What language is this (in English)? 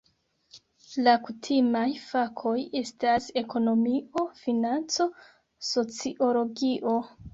Esperanto